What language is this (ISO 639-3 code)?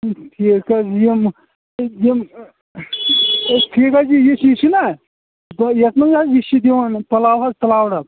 kas